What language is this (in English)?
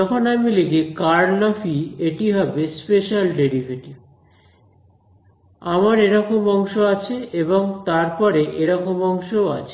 Bangla